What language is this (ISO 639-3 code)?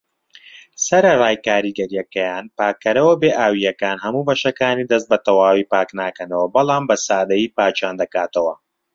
ckb